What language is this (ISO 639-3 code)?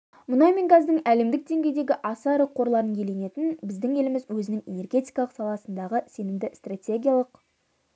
kaz